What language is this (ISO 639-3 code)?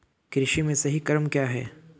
hin